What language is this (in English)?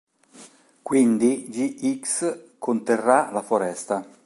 Italian